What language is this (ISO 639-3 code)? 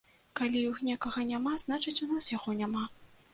bel